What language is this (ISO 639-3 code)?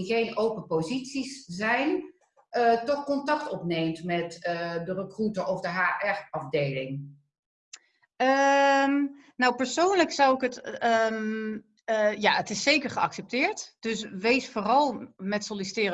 nld